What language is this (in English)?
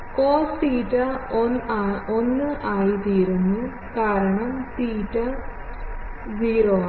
Malayalam